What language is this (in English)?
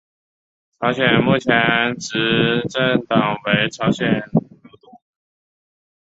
Chinese